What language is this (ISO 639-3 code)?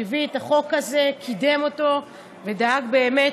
heb